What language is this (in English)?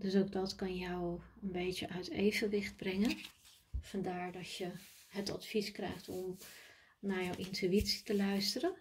Dutch